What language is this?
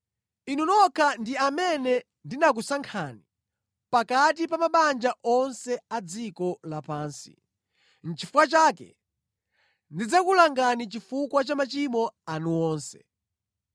Nyanja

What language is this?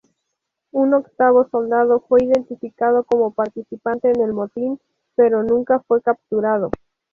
Spanish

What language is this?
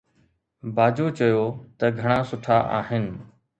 Sindhi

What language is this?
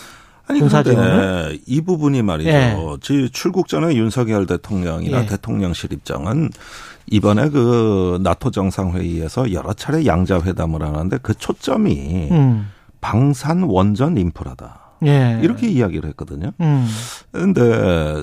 Korean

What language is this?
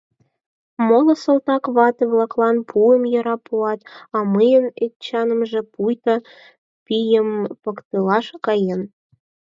Mari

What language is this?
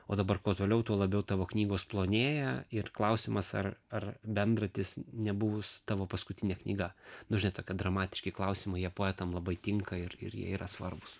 Lithuanian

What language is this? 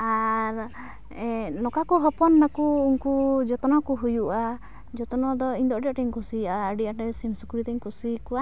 Santali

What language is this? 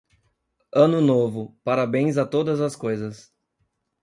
Portuguese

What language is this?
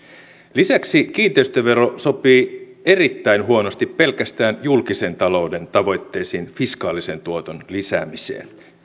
Finnish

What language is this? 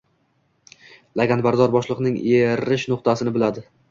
Uzbek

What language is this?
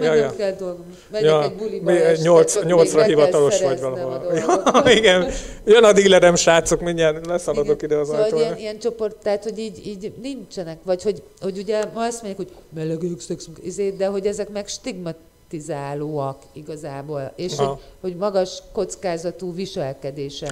Hungarian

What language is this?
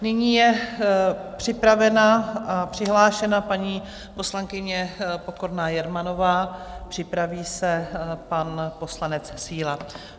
Czech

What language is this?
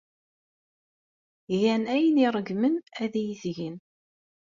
Kabyle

